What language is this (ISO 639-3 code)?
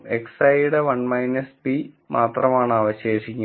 mal